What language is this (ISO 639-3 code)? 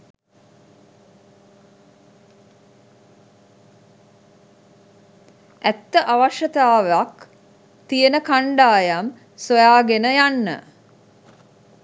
sin